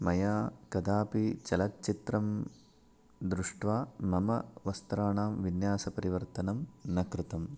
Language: Sanskrit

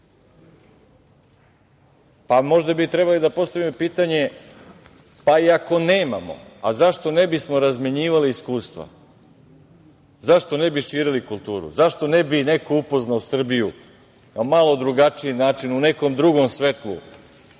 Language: Serbian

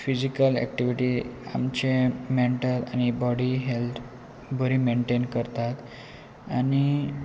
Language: Konkani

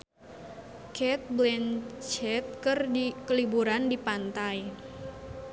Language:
Sundanese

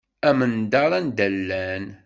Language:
Kabyle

